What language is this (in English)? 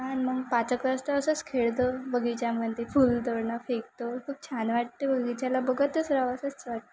Marathi